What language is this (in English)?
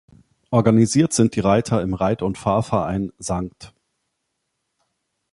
German